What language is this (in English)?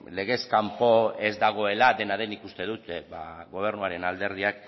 Basque